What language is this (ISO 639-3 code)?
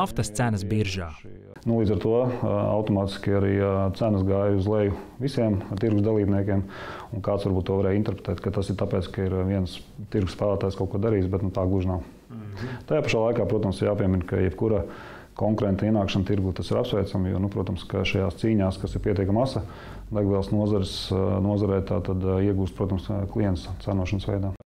lav